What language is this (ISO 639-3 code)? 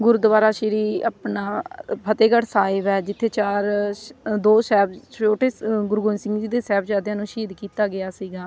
pan